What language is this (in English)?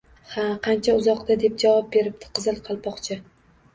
Uzbek